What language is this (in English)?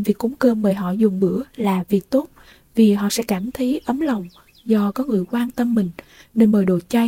Vietnamese